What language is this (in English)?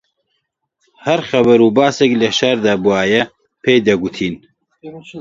Central Kurdish